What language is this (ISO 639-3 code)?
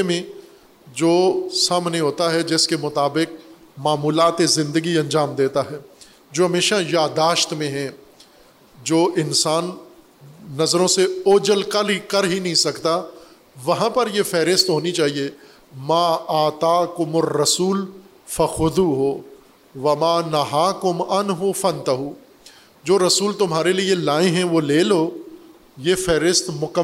urd